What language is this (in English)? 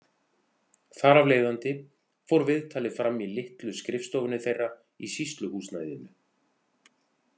Icelandic